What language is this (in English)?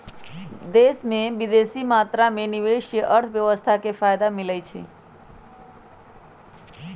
Magahi